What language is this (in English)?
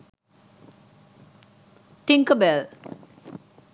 Sinhala